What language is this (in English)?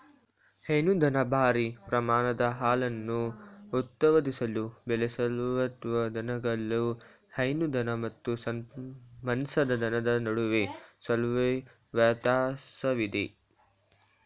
Kannada